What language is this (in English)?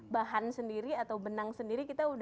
Indonesian